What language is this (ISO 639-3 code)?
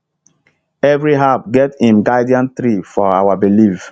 pcm